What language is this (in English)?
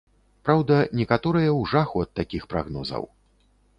Belarusian